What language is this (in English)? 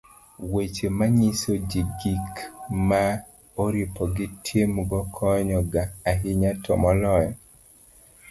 Luo (Kenya and Tanzania)